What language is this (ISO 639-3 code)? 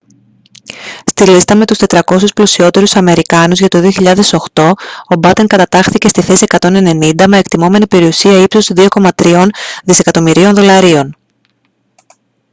ell